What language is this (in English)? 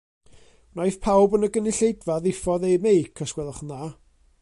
Welsh